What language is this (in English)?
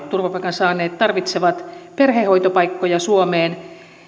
Finnish